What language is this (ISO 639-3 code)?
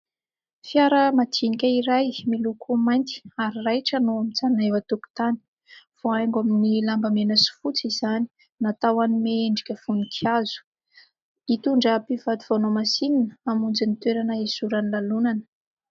mlg